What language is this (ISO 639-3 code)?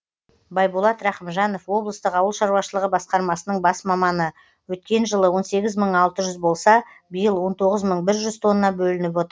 kaz